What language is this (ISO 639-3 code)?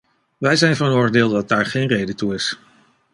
nld